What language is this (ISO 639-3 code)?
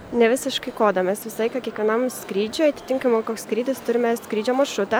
lit